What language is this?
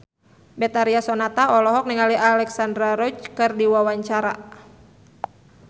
Sundanese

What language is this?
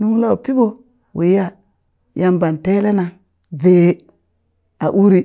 Burak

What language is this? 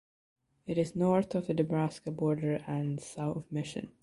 English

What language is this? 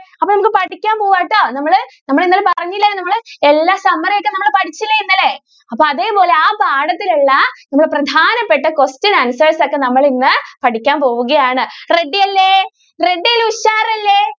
Malayalam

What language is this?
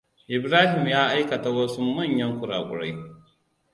Hausa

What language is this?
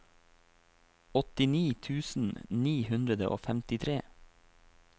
Norwegian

